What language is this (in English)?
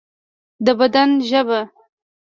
Pashto